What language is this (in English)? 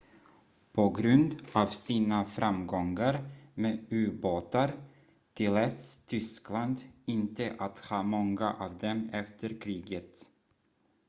Swedish